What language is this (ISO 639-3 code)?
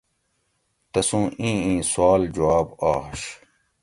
gwc